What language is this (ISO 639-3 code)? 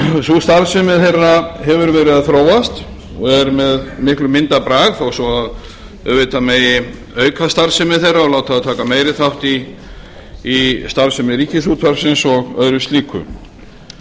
isl